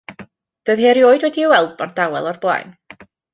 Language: Welsh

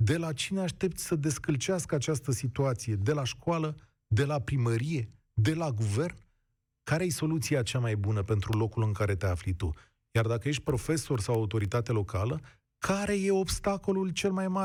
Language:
Romanian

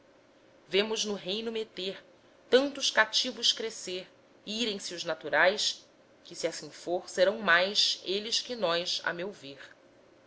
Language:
Portuguese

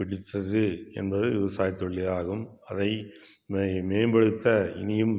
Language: Tamil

